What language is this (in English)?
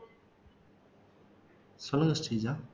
Tamil